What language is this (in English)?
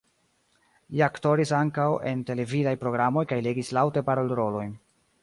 Esperanto